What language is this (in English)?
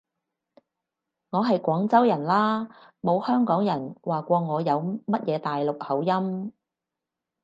Cantonese